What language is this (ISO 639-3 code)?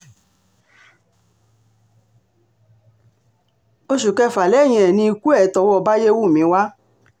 yor